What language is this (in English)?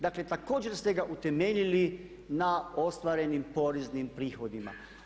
Croatian